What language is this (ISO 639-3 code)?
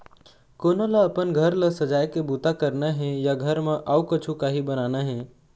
hne